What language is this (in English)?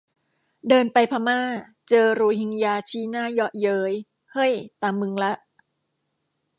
Thai